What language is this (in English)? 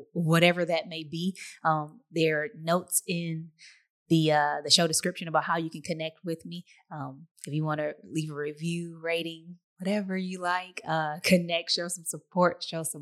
English